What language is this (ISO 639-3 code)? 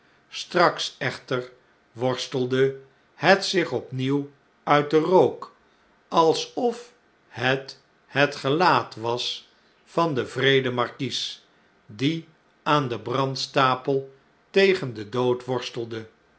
nld